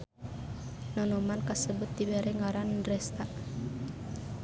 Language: Sundanese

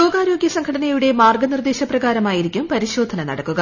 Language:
Malayalam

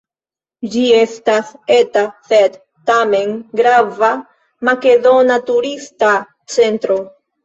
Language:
Esperanto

